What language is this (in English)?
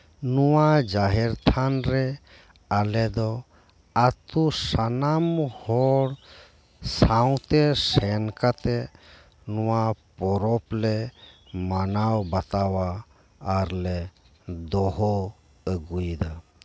Santali